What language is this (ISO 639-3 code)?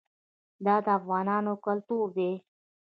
pus